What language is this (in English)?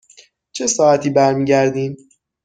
Persian